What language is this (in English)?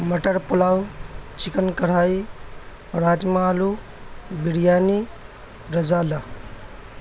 Urdu